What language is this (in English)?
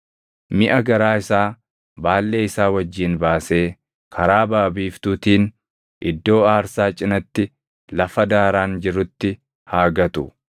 Oromo